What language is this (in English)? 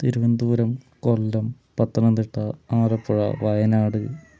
Malayalam